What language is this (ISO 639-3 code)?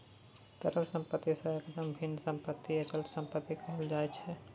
mai